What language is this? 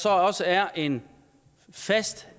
Danish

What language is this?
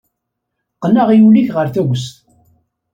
Kabyle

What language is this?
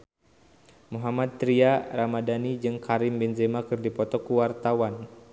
Sundanese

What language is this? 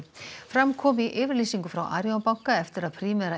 Icelandic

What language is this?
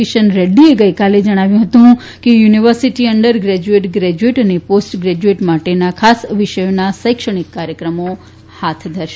Gujarati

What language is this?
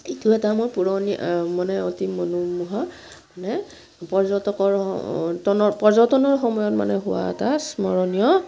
Assamese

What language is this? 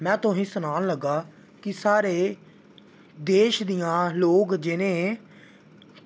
Dogri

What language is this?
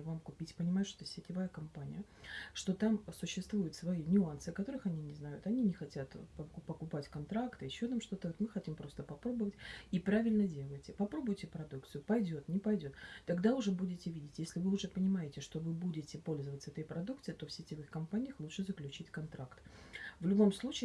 Russian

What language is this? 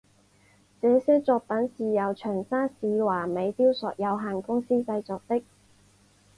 Chinese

